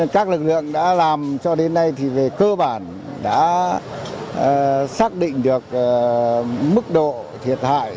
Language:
Vietnamese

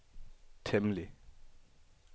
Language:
Danish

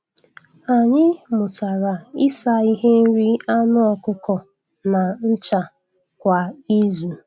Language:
Igbo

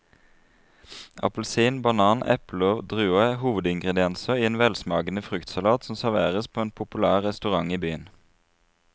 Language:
Norwegian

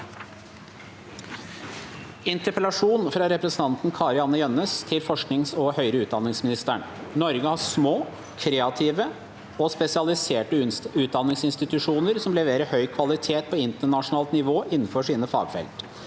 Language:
Norwegian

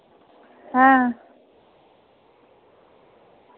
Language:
Dogri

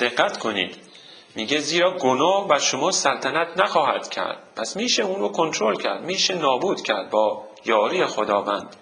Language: Persian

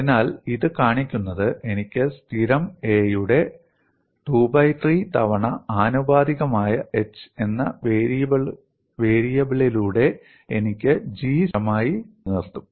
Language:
Malayalam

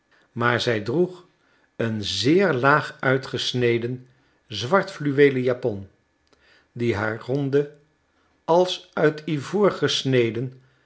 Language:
Dutch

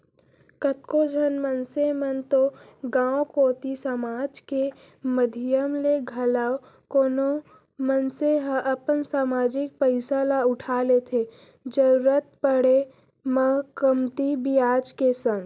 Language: Chhattisgarhi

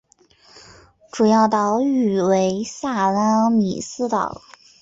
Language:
Chinese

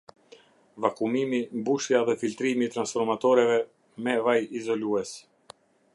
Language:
Albanian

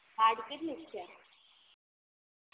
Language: Gujarati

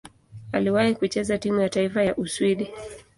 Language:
Swahili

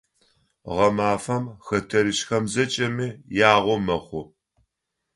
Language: Adyghe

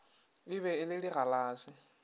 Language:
Northern Sotho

